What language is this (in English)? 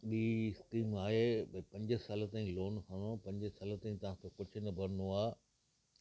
Sindhi